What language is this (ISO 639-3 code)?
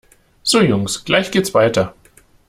deu